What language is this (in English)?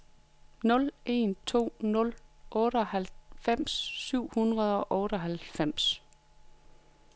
Danish